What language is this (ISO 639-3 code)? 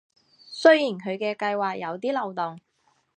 yue